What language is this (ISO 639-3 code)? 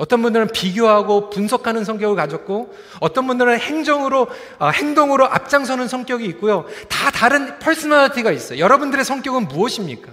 kor